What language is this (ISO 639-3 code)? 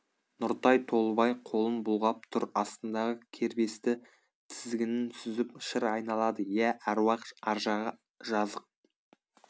kaz